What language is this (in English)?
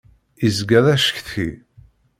Kabyle